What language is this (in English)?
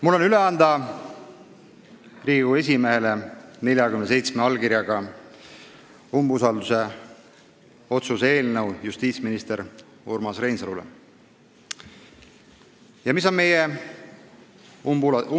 Estonian